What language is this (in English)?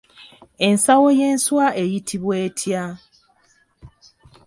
Ganda